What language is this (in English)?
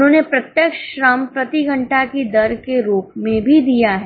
Hindi